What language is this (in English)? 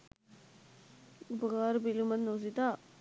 Sinhala